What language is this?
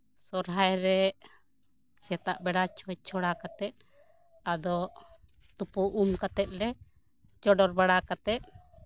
Santali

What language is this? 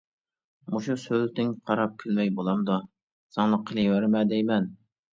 Uyghur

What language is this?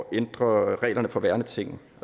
Danish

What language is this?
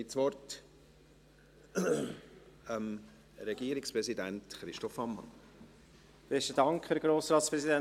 Swiss German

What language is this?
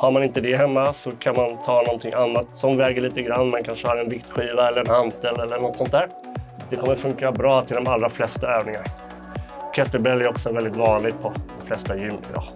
Swedish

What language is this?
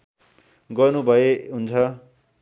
Nepali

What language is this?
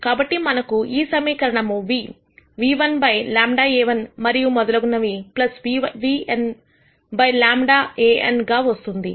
Telugu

